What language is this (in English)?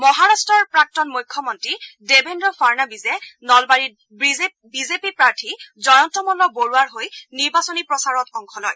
Assamese